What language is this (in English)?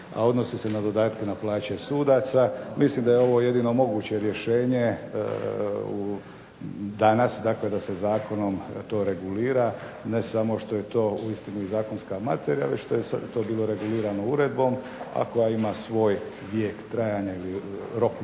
Croatian